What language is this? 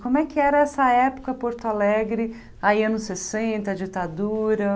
Portuguese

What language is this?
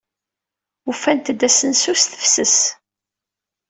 Kabyle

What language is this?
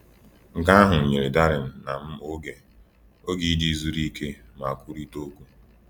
Igbo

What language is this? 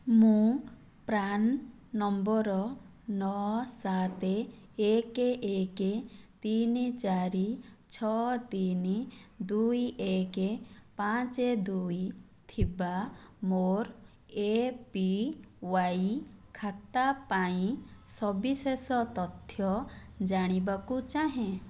Odia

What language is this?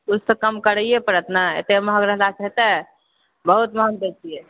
Maithili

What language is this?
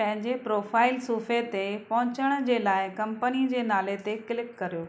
Sindhi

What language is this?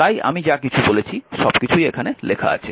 Bangla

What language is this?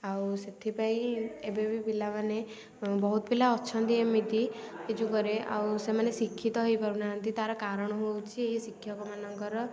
Odia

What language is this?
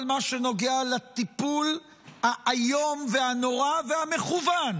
Hebrew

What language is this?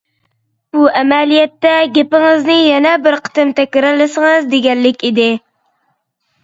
Uyghur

